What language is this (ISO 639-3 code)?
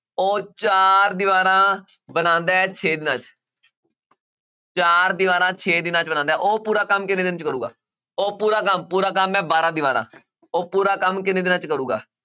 pan